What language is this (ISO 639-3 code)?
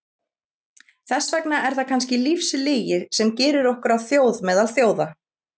isl